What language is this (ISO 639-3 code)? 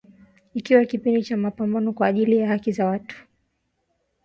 swa